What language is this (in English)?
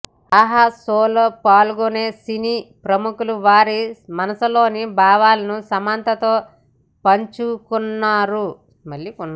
Telugu